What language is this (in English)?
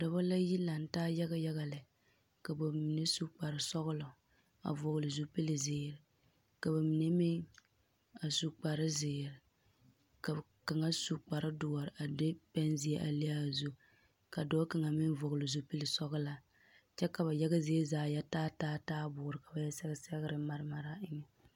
Southern Dagaare